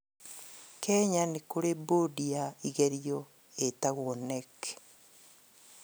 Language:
Kikuyu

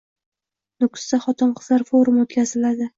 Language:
Uzbek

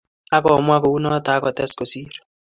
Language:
Kalenjin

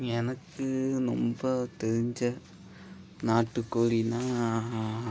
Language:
Tamil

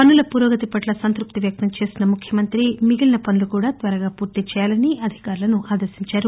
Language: Telugu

